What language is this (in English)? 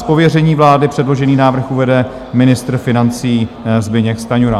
Czech